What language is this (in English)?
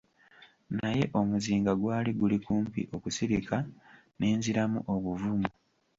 Ganda